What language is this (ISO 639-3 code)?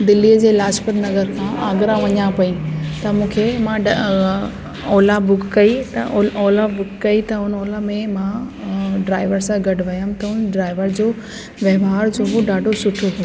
snd